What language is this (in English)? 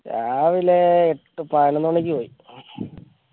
Malayalam